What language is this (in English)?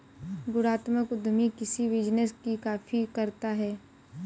Hindi